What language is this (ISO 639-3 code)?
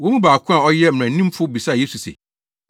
aka